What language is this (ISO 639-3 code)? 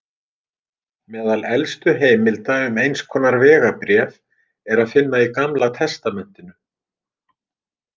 isl